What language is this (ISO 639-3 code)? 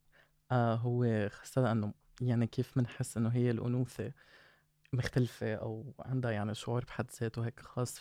ara